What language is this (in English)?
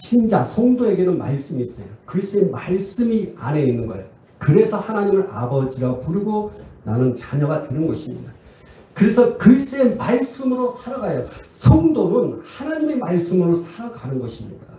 Korean